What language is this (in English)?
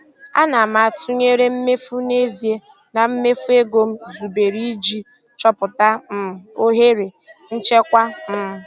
Igbo